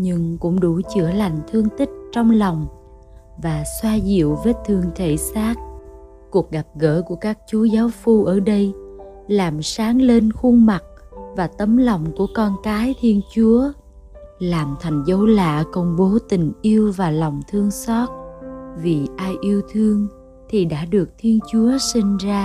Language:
Vietnamese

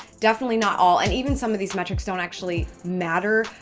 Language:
English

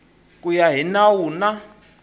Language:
Tsonga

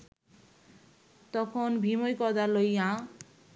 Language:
Bangla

